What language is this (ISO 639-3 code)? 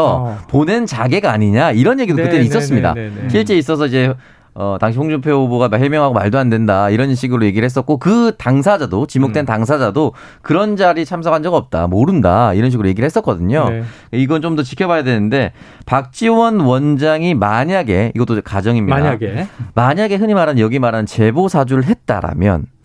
kor